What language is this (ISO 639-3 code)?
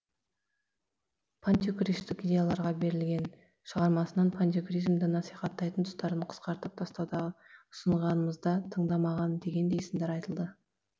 kaz